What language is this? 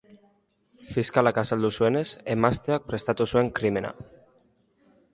Basque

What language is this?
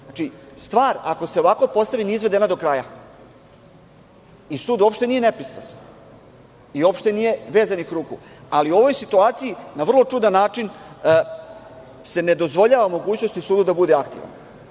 Serbian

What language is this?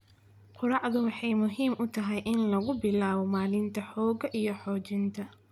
Somali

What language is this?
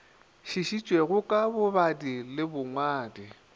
Northern Sotho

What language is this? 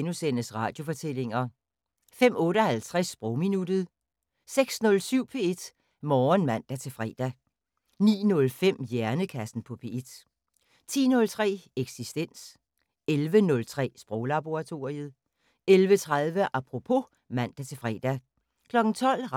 Danish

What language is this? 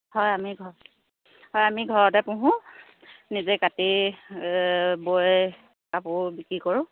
Assamese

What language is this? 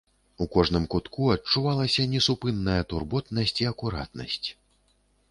Belarusian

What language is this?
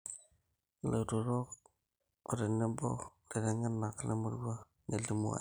Masai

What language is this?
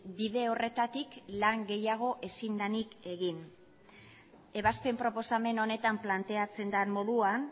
Basque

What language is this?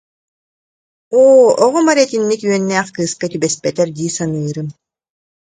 Yakut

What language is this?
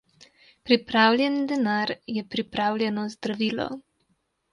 Slovenian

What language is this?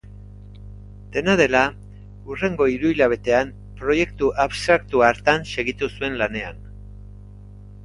Basque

